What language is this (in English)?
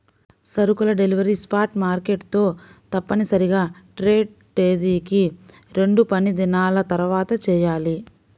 Telugu